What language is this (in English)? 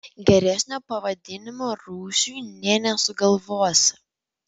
Lithuanian